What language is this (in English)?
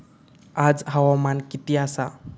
Marathi